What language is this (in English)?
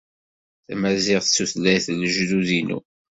Kabyle